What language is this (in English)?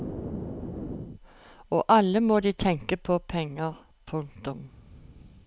Norwegian